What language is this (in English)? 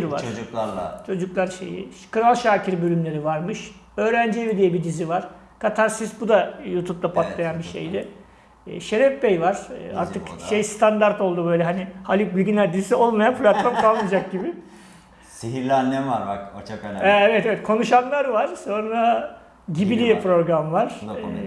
Turkish